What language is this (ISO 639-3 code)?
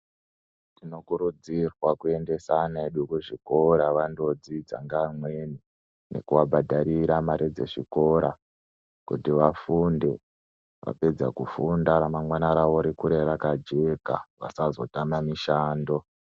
ndc